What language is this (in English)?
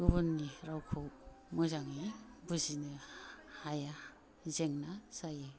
Bodo